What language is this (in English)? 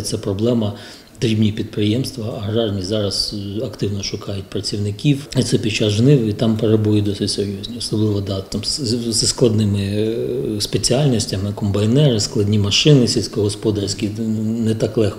Ukrainian